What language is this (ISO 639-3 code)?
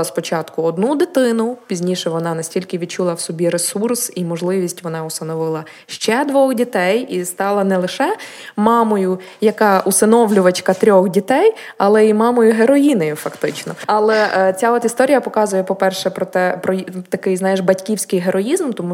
ukr